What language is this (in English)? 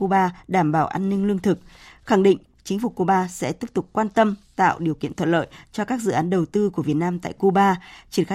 Vietnamese